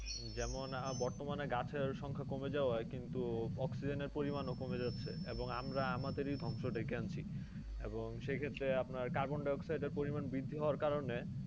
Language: Bangla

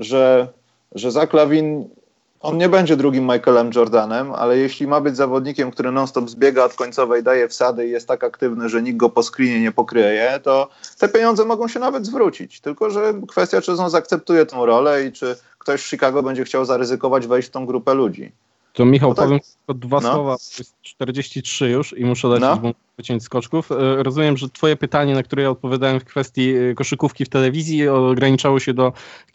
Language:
Polish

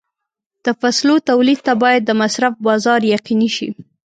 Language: Pashto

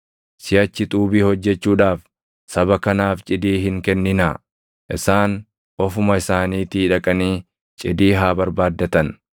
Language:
Oromo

